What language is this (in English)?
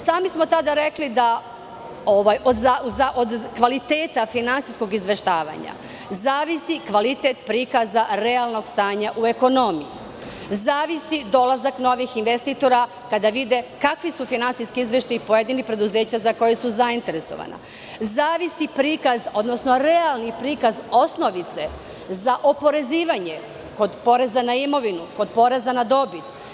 Serbian